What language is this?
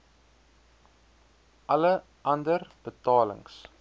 Afrikaans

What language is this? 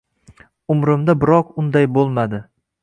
Uzbek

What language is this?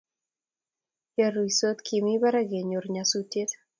Kalenjin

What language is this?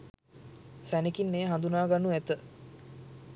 Sinhala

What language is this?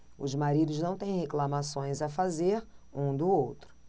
Portuguese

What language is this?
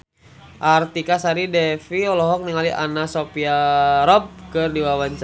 Sundanese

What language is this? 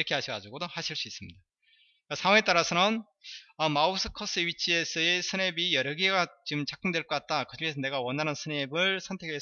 Korean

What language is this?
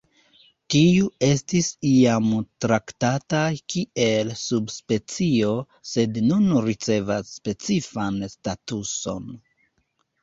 Esperanto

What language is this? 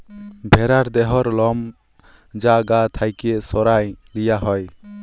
Bangla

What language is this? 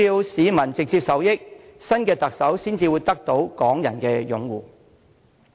Cantonese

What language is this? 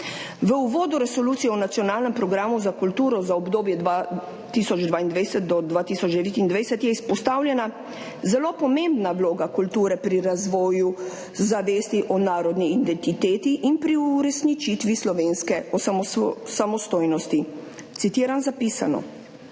Slovenian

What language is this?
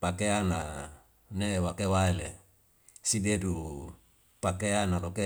Wemale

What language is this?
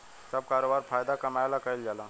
Bhojpuri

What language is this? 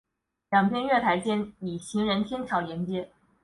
Chinese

